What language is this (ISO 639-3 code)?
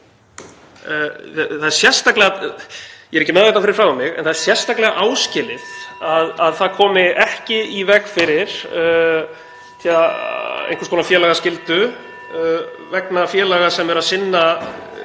isl